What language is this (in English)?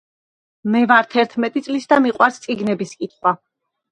Georgian